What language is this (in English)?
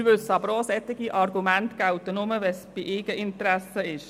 Swiss German